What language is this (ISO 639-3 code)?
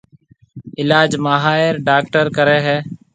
mve